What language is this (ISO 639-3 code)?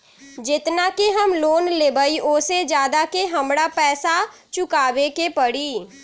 mag